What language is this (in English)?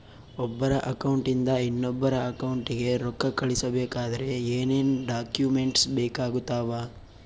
Kannada